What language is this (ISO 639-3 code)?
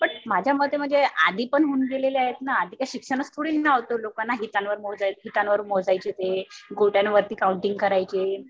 mar